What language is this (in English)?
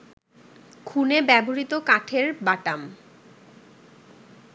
Bangla